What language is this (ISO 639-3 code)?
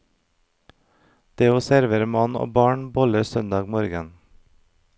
nor